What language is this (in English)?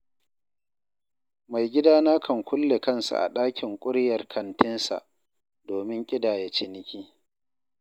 Hausa